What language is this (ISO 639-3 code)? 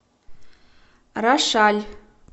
rus